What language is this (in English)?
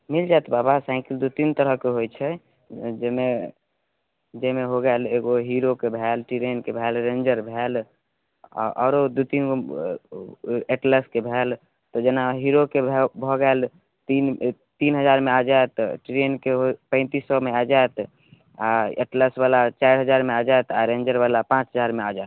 Maithili